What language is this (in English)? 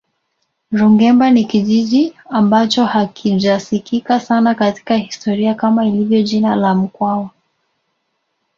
Swahili